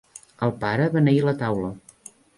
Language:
Catalan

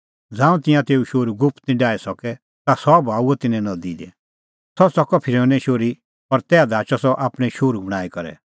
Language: Kullu Pahari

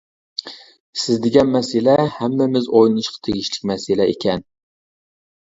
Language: Uyghur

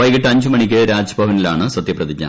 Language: Malayalam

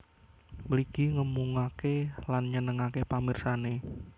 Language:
Javanese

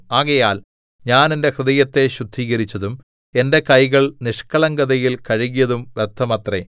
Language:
Malayalam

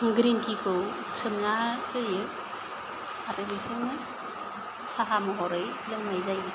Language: Bodo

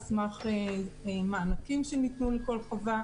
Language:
Hebrew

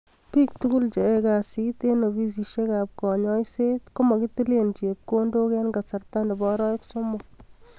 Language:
Kalenjin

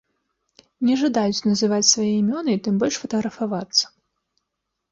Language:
Belarusian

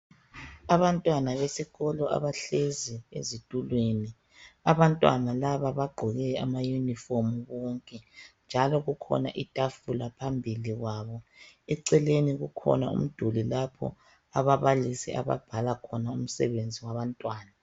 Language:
North Ndebele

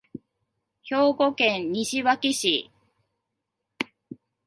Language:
Japanese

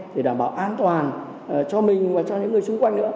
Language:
Vietnamese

